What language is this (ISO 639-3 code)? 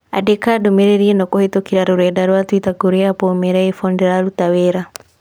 kik